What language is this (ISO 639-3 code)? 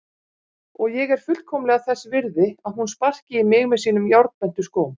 isl